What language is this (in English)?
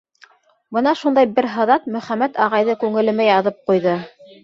Bashkir